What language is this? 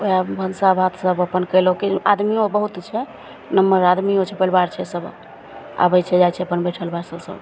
Maithili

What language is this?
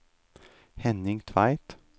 Norwegian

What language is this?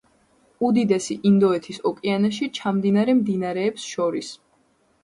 Georgian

